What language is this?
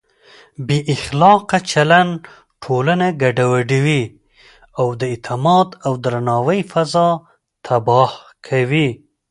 Pashto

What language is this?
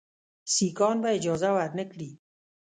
Pashto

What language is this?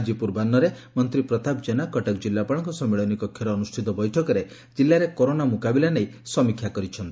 Odia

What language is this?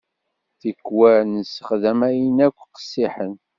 Kabyle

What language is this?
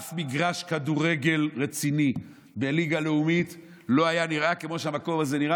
Hebrew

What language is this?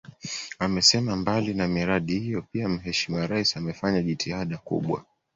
Swahili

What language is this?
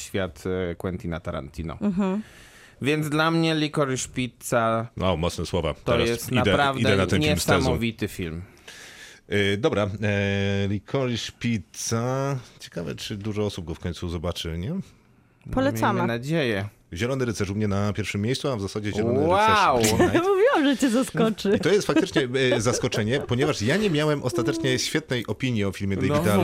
Polish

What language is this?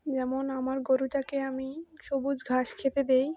Bangla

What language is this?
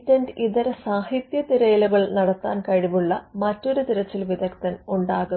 Malayalam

